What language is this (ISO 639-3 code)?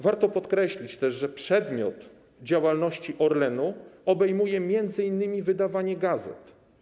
pol